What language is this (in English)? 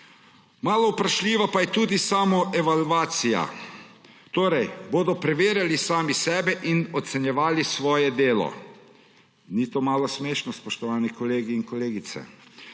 Slovenian